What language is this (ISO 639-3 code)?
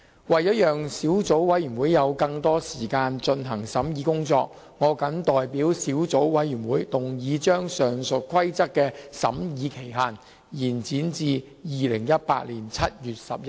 yue